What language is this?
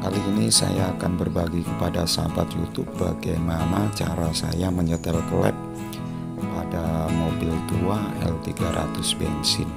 Indonesian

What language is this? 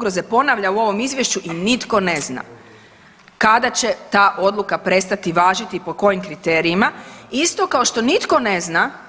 Croatian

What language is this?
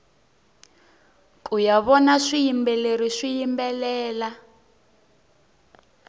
Tsonga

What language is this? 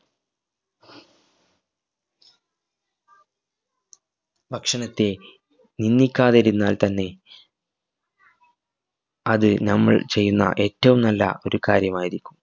Malayalam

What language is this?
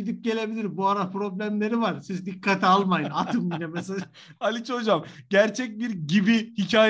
Turkish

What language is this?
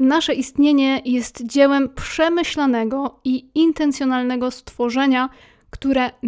Polish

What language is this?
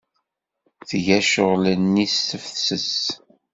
Kabyle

